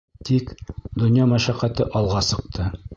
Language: Bashkir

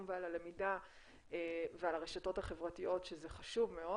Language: Hebrew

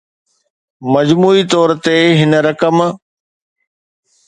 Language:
Sindhi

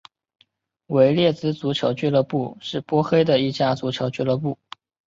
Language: Chinese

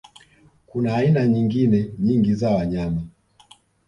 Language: Swahili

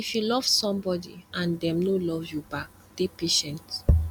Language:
Nigerian Pidgin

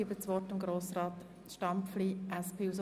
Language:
Swiss German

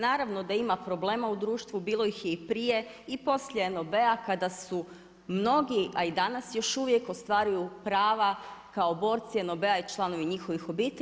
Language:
Croatian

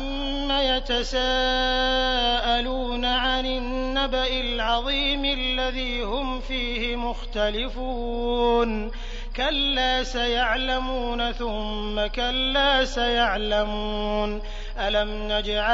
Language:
Arabic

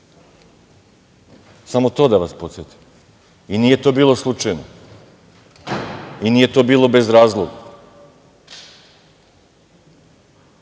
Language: Serbian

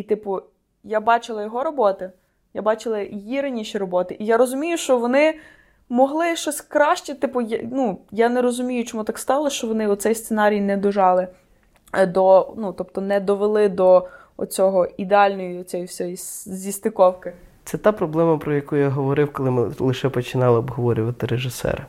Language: Ukrainian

